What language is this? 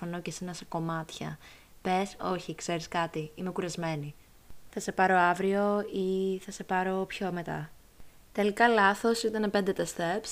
Greek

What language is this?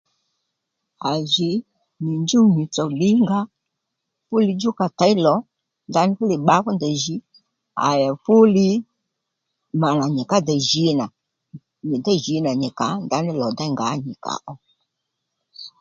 Lendu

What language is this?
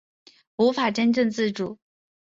Chinese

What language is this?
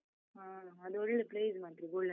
Kannada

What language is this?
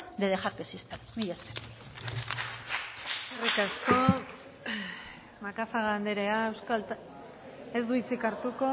Basque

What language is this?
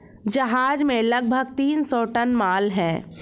Hindi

